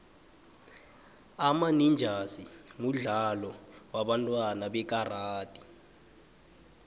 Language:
South Ndebele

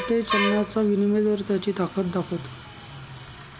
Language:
Marathi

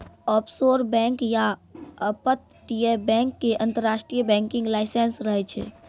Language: Maithili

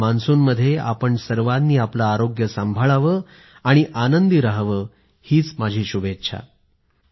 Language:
Marathi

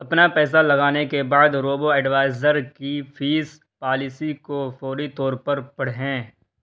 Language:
Urdu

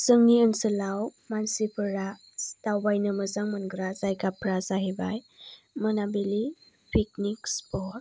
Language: Bodo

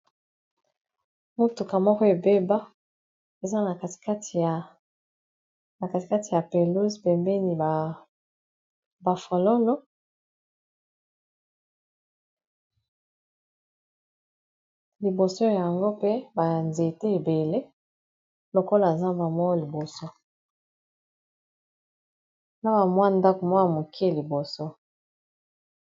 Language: Lingala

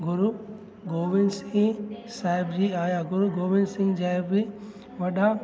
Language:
Sindhi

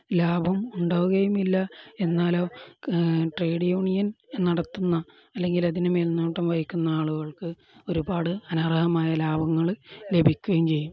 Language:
Malayalam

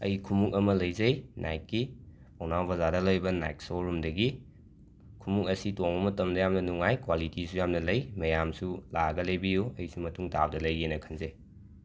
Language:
Manipuri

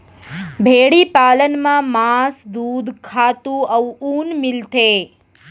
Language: Chhattisgarhi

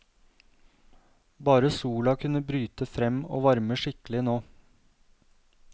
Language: Norwegian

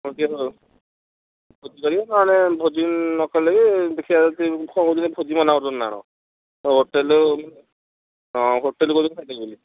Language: Odia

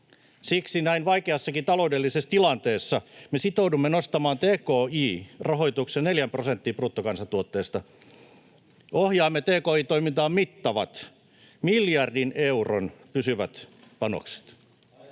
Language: Finnish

